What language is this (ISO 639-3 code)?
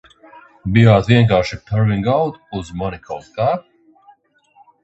lav